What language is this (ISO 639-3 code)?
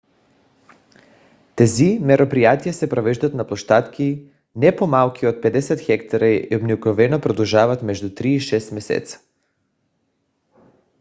bul